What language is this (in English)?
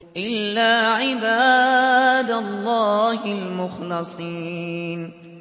Arabic